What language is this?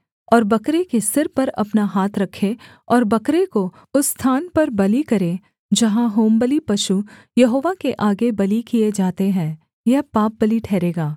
Hindi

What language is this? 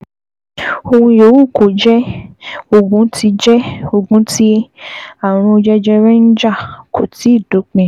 Yoruba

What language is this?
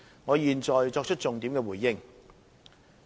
Cantonese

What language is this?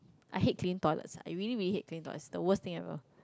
English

